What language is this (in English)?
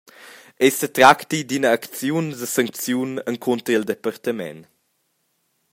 Romansh